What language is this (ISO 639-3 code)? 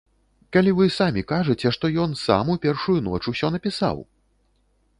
bel